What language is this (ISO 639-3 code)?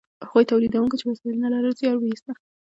pus